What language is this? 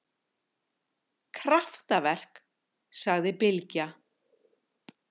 Icelandic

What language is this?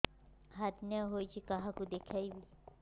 Odia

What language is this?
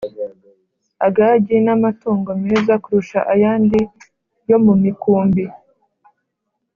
Kinyarwanda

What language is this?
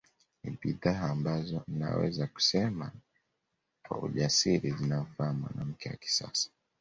Swahili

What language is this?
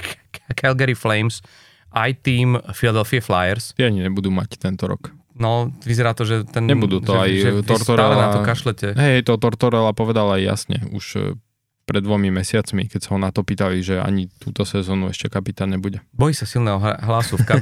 Slovak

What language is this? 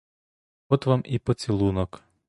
Ukrainian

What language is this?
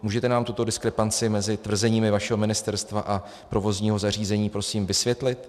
Czech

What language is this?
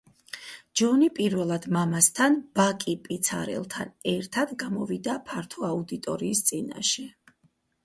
Georgian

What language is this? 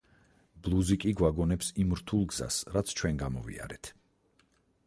Georgian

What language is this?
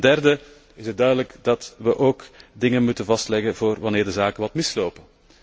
Dutch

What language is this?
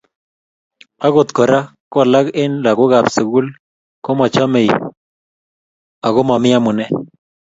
Kalenjin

